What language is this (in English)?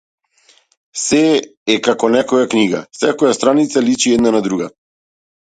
Macedonian